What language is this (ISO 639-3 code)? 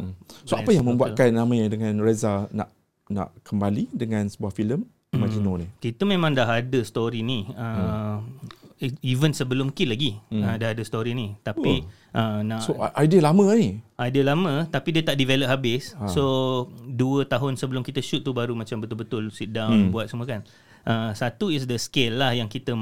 msa